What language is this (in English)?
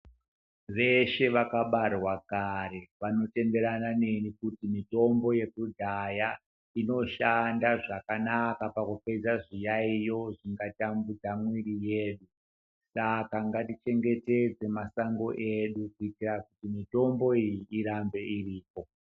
Ndau